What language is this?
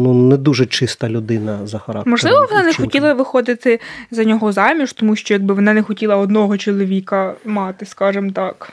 Ukrainian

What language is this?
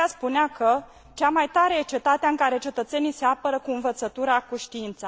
Romanian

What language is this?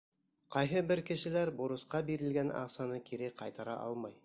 Bashkir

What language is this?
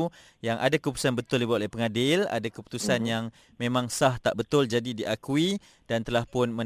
Malay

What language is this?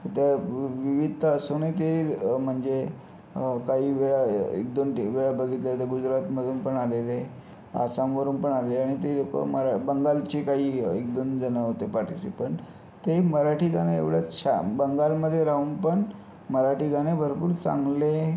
Marathi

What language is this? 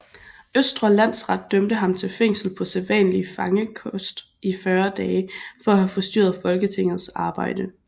Danish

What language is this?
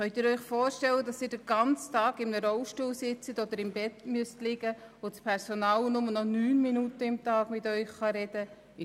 Swiss German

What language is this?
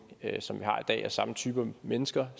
Danish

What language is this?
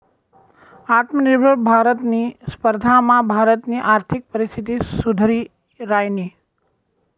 Marathi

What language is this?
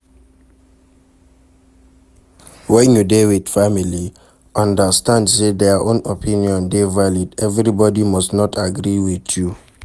Nigerian Pidgin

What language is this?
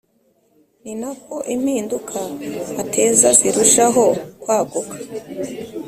Kinyarwanda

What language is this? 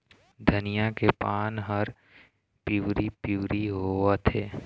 Chhattisgarhi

